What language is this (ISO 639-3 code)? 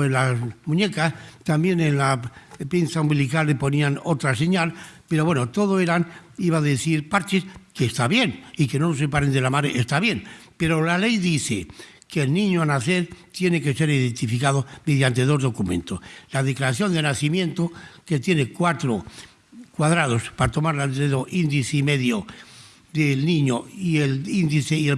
spa